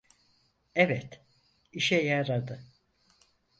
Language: Turkish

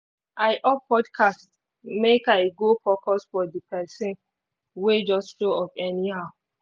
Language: Nigerian Pidgin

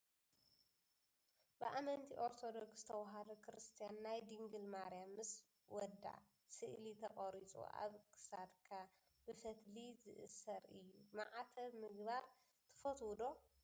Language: Tigrinya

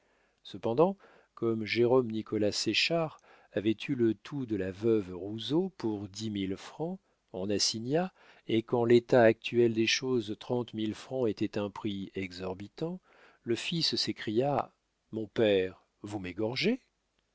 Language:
French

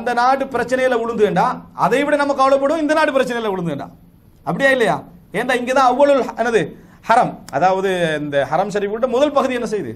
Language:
Arabic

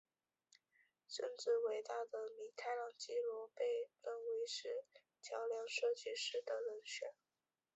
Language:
Chinese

